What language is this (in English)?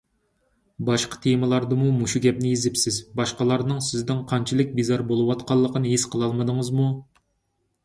Uyghur